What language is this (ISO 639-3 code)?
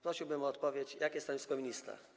pol